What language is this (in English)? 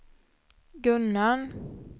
Swedish